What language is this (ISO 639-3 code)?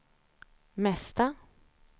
swe